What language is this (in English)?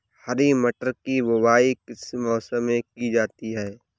Hindi